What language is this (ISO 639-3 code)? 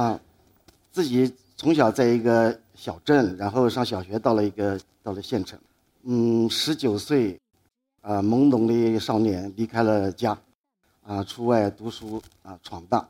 zho